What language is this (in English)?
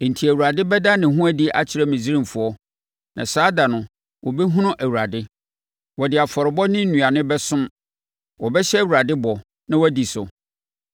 Akan